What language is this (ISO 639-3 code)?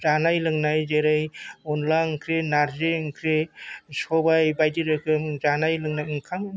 brx